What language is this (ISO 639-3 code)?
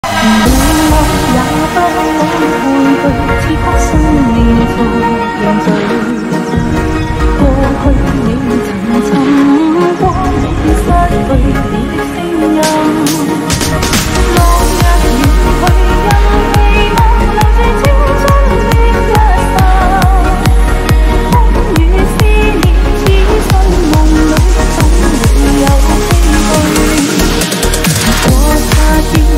ind